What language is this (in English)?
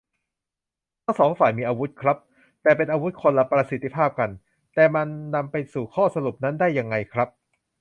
Thai